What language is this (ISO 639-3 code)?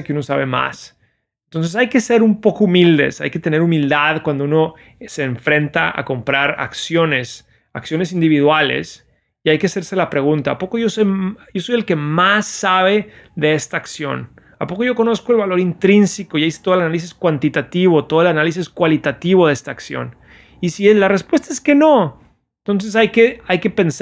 spa